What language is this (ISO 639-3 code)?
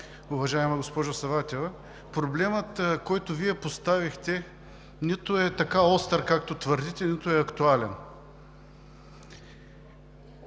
bul